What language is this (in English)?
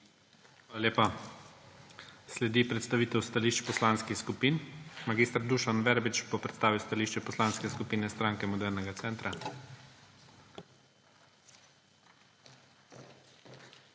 Slovenian